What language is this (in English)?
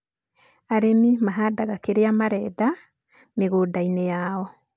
Kikuyu